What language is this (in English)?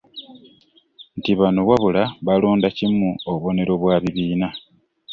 Ganda